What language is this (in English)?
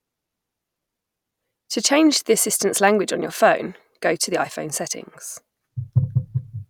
English